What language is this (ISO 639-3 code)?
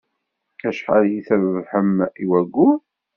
kab